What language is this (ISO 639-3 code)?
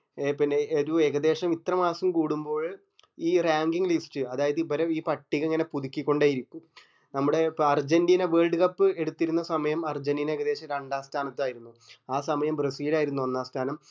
mal